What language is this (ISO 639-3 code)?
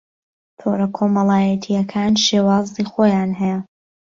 ckb